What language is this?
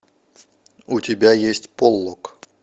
Russian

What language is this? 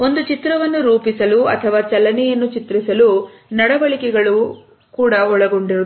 Kannada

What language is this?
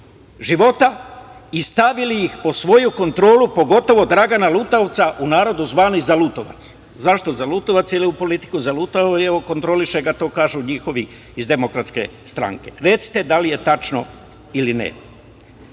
Serbian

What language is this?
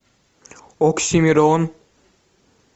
Russian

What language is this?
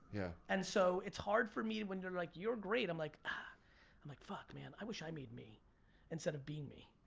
English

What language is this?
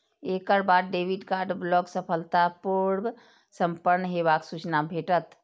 Maithili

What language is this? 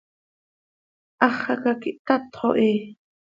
Seri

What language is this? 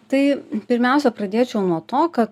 Lithuanian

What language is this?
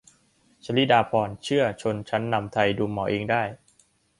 Thai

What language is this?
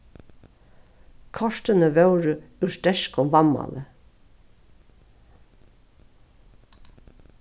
Faroese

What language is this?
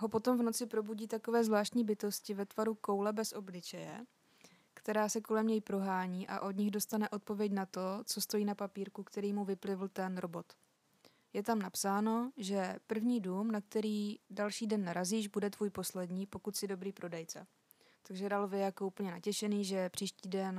Czech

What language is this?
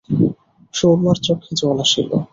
Bangla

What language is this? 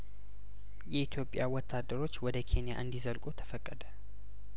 Amharic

